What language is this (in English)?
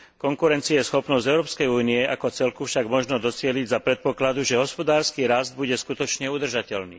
Slovak